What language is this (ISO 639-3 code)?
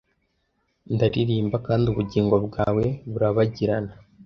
kin